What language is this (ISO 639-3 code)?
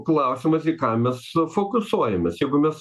lit